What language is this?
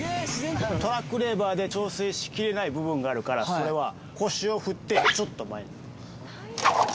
Japanese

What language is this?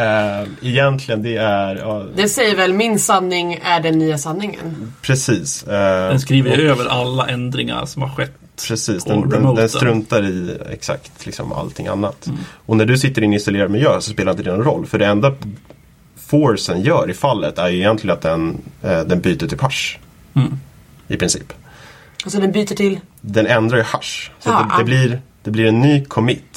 Swedish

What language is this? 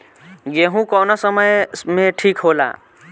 Bhojpuri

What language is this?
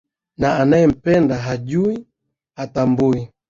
Swahili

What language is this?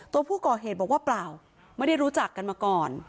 Thai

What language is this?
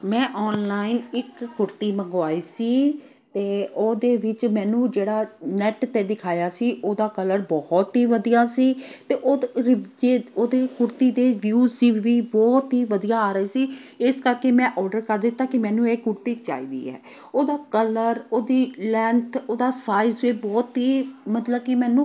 Punjabi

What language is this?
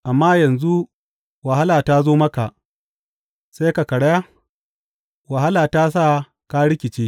Hausa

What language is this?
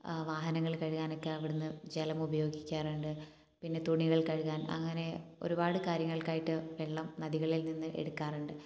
Malayalam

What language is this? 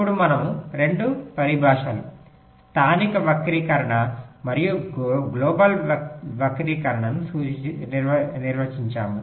Telugu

